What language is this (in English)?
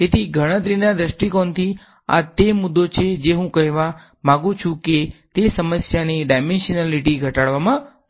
Gujarati